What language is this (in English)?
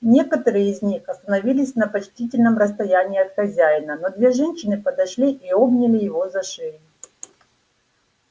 Russian